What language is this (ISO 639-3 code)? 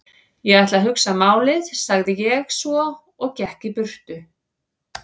isl